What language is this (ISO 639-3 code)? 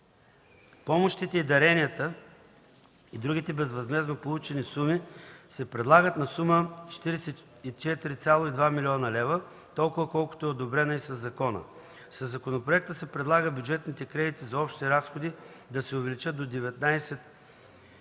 bul